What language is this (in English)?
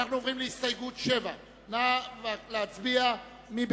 Hebrew